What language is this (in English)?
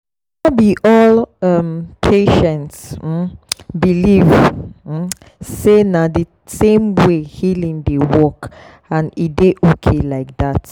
Nigerian Pidgin